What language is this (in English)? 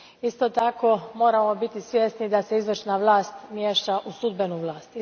Croatian